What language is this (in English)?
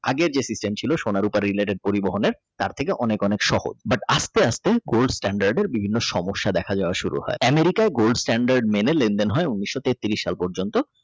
Bangla